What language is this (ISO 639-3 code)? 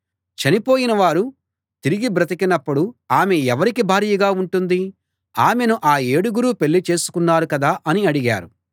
tel